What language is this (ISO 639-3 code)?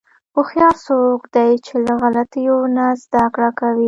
pus